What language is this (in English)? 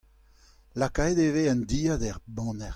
Breton